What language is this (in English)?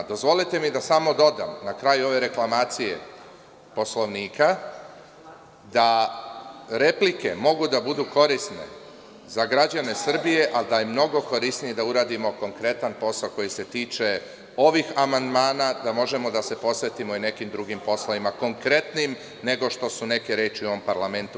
Serbian